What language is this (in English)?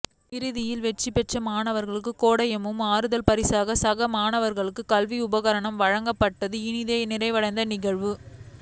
Tamil